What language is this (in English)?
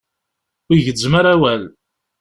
Kabyle